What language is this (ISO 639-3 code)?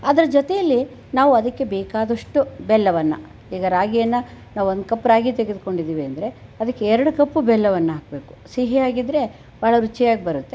kan